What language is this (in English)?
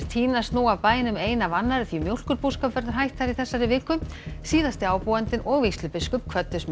Icelandic